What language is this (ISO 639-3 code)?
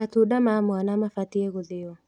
kik